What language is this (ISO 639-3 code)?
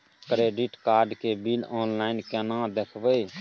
mai